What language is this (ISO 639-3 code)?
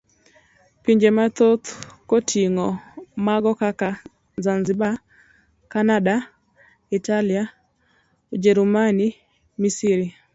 luo